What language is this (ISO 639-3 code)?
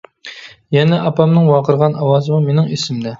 uig